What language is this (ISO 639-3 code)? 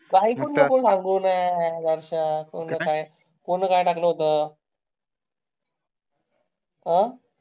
mar